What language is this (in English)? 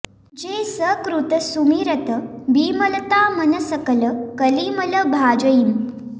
Sanskrit